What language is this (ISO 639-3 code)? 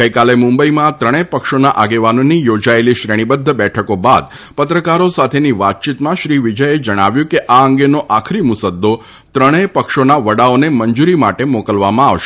guj